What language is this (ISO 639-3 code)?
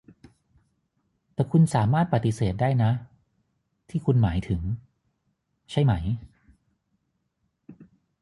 tha